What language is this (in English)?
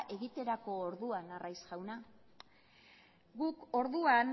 Basque